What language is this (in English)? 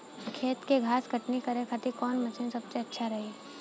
Bhojpuri